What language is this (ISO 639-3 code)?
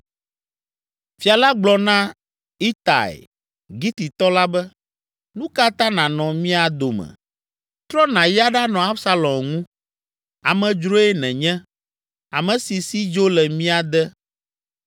ewe